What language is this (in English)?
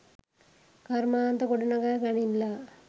Sinhala